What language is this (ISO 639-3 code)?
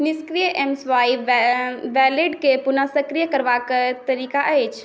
mai